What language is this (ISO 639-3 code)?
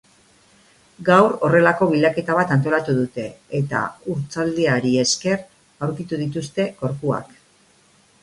eus